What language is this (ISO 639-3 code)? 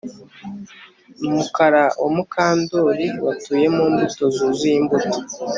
kin